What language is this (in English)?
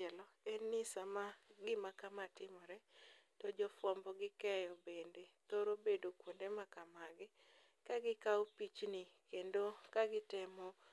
Luo (Kenya and Tanzania)